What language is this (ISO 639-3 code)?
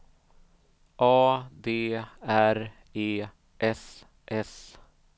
swe